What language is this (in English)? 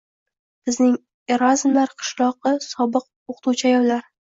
Uzbek